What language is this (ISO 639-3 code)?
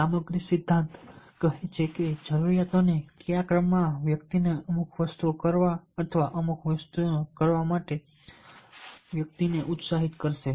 guj